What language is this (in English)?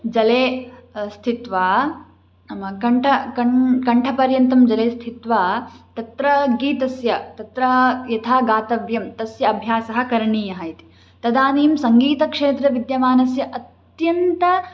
Sanskrit